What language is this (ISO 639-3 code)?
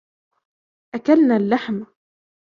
ara